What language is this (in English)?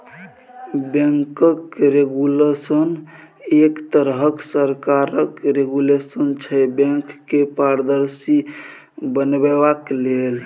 Maithili